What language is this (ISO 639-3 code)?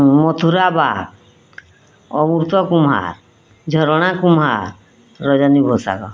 ori